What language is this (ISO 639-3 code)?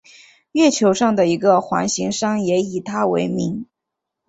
zho